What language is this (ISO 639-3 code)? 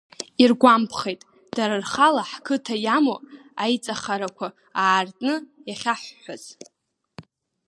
abk